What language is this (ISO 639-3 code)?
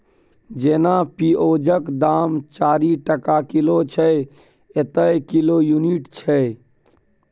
mai